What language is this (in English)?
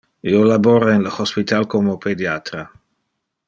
Interlingua